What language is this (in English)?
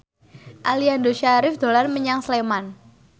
Javanese